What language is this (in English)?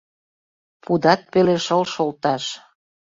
Mari